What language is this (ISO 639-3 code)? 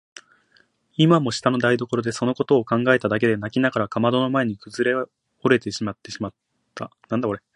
jpn